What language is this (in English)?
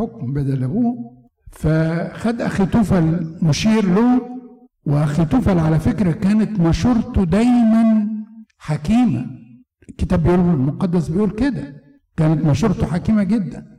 Arabic